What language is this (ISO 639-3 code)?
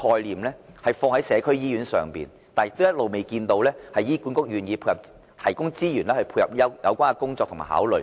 yue